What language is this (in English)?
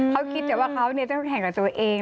Thai